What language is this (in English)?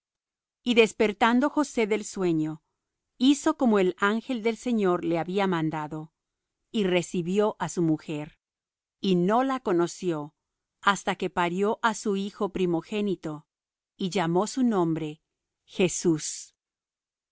Spanish